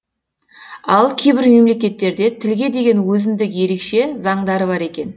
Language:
Kazakh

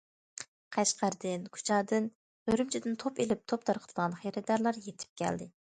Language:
Uyghur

